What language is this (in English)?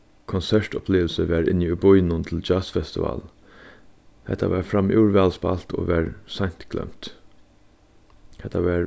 Faroese